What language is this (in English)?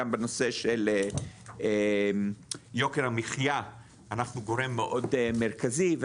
Hebrew